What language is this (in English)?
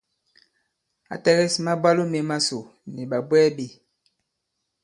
Bankon